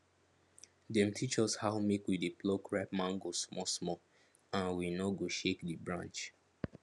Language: Nigerian Pidgin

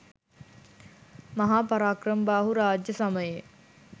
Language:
Sinhala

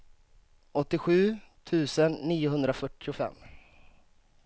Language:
Swedish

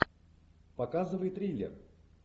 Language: Russian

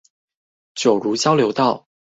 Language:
Chinese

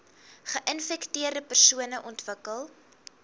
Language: Afrikaans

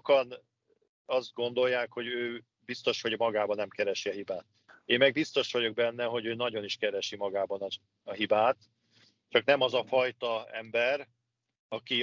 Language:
Hungarian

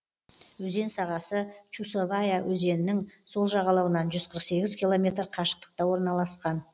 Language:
Kazakh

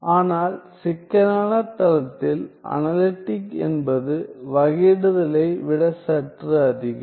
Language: Tamil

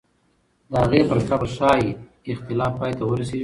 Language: Pashto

